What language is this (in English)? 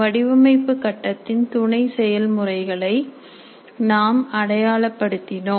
Tamil